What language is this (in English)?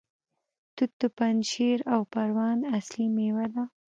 Pashto